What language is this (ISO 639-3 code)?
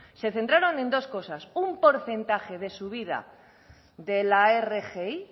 spa